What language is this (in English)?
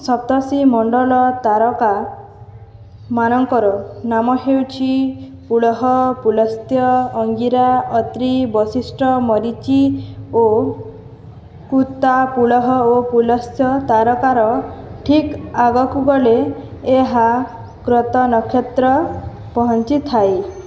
Odia